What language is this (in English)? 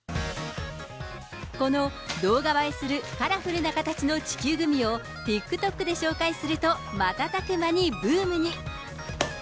Japanese